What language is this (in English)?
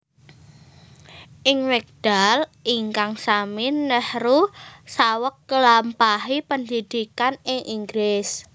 Javanese